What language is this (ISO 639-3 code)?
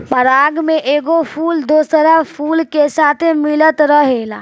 bho